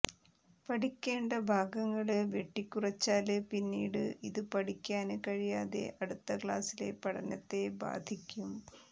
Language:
Malayalam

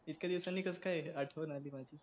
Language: Marathi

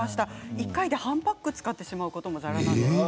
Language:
Japanese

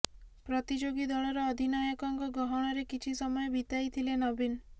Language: Odia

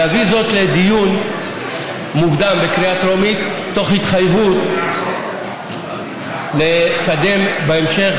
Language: Hebrew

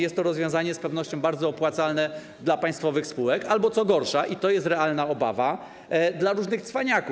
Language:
Polish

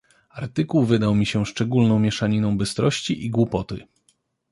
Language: Polish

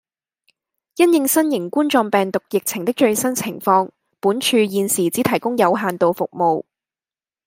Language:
Cantonese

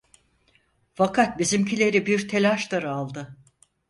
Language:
Turkish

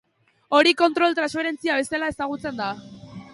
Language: Basque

